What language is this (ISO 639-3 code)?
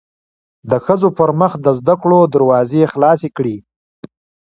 pus